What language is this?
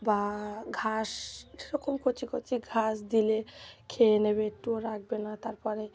Bangla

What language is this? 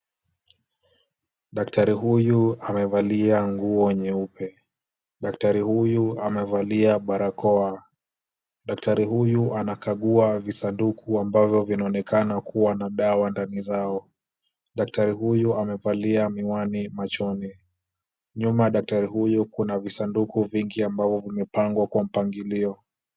Swahili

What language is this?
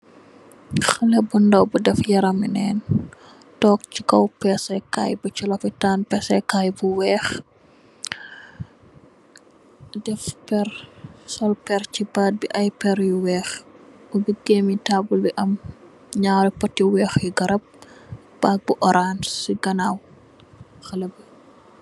Wolof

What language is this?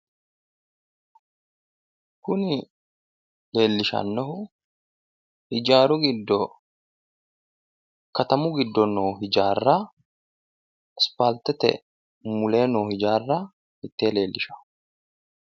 Sidamo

